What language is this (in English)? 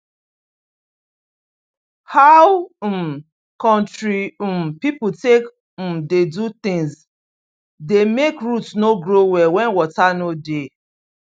Nigerian Pidgin